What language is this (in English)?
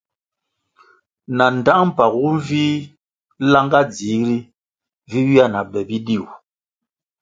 Kwasio